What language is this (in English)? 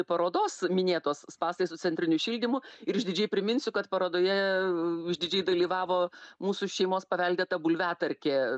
Lithuanian